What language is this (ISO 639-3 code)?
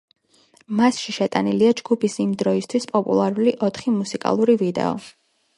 kat